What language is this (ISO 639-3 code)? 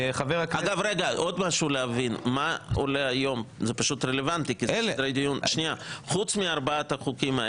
heb